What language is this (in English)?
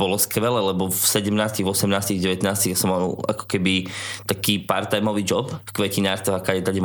Slovak